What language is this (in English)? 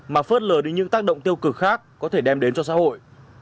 Vietnamese